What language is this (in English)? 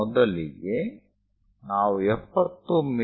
Kannada